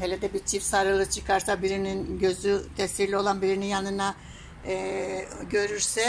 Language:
Turkish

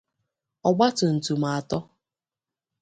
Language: Igbo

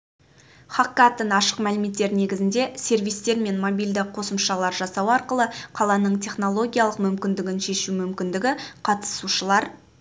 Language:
Kazakh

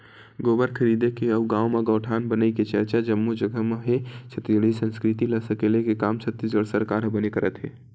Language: Chhattisgarhi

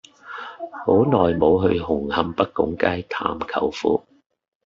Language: Cantonese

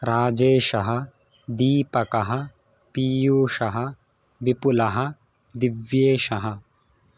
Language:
Sanskrit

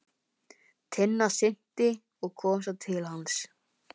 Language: Icelandic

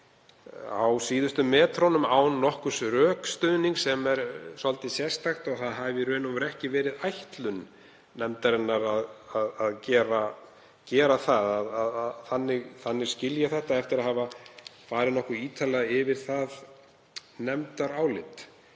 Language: Icelandic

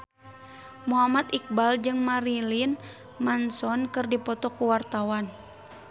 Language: Sundanese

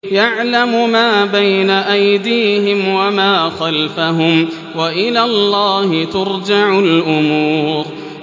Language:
Arabic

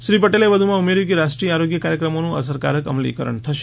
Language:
Gujarati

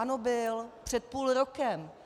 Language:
Czech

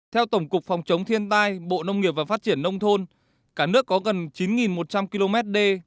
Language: Vietnamese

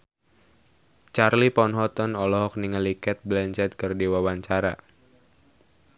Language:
Sundanese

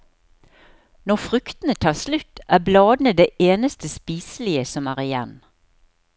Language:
Norwegian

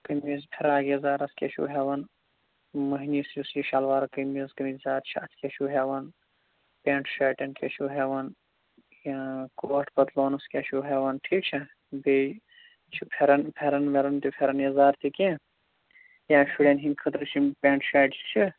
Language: Kashmiri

